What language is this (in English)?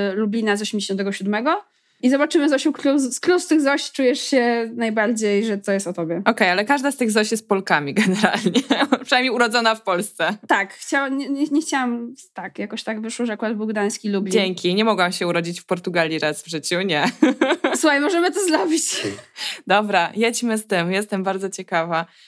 Polish